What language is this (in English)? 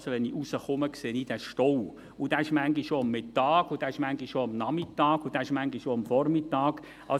Swiss German